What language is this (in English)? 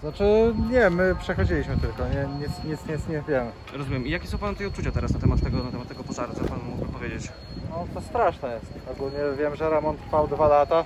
Polish